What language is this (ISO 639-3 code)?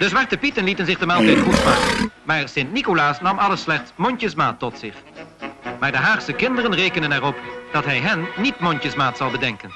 nld